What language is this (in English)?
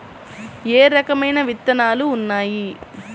Telugu